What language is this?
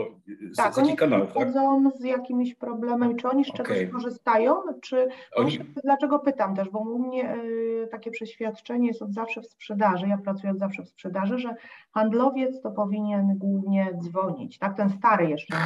Polish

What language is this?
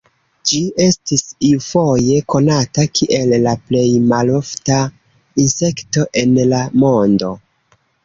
Esperanto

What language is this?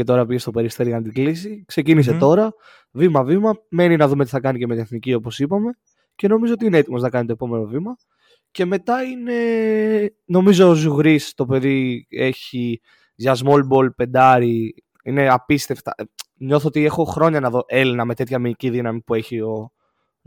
Greek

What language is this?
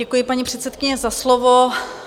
Czech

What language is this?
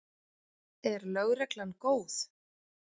Icelandic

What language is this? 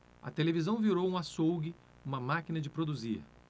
Portuguese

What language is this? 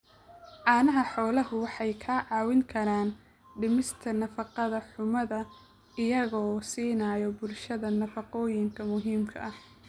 Somali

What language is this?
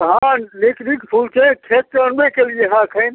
Maithili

